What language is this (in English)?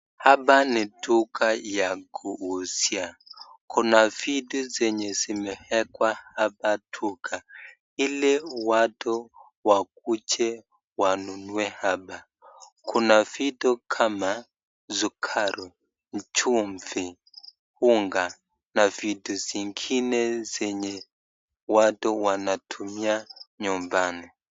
Swahili